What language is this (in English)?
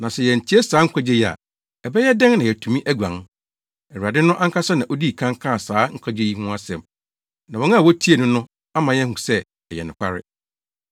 Akan